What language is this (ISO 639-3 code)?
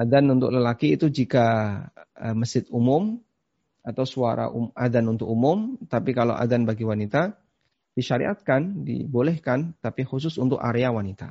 ind